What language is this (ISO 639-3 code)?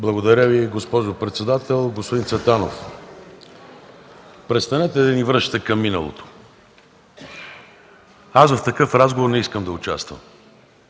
bul